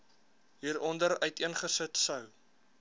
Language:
Afrikaans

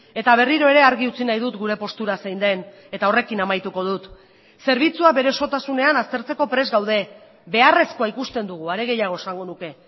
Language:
Basque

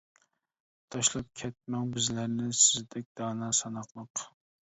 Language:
Uyghur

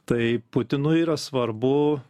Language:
Lithuanian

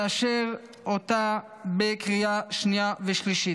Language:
Hebrew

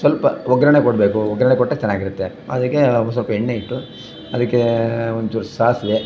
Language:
Kannada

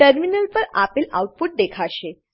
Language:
Gujarati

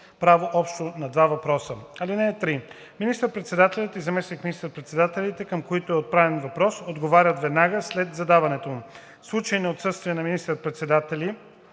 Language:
Bulgarian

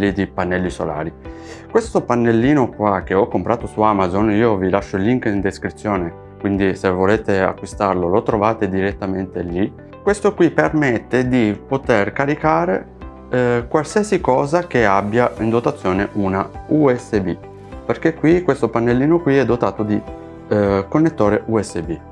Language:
Italian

